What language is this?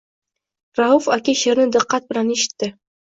Uzbek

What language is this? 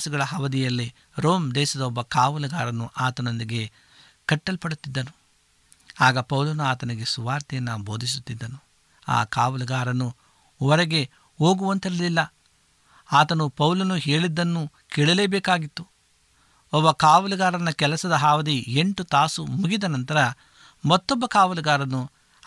Kannada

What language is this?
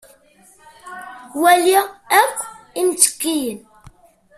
Kabyle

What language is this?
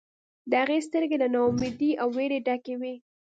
Pashto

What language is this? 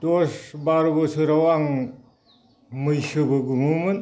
Bodo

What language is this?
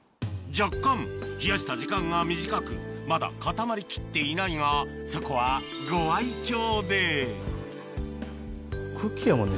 Japanese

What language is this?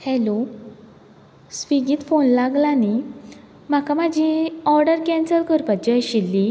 Konkani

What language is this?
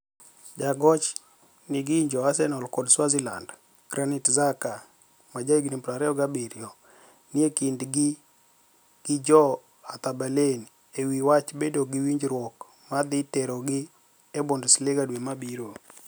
Luo (Kenya and Tanzania)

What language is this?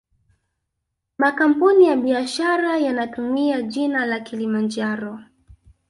Swahili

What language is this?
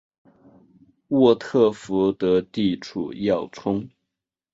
Chinese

